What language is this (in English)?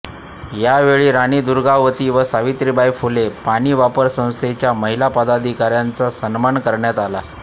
Marathi